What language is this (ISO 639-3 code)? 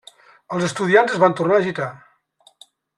cat